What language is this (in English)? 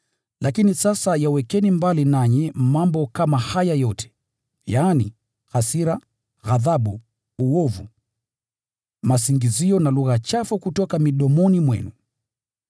Swahili